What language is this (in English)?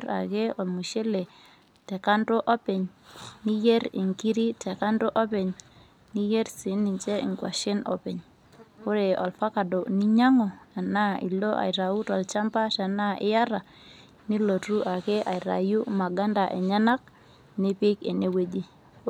Masai